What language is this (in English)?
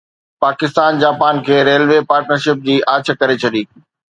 Sindhi